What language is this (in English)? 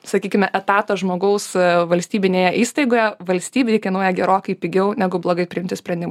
Lithuanian